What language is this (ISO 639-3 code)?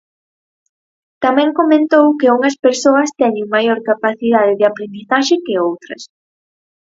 glg